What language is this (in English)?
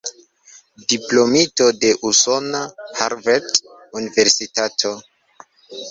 Esperanto